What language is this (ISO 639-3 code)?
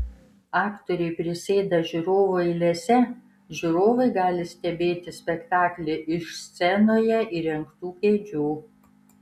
lit